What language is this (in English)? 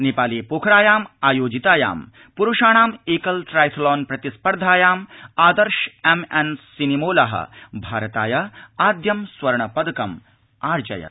Sanskrit